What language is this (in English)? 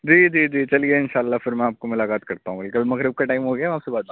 Urdu